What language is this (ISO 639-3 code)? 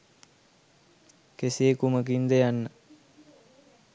sin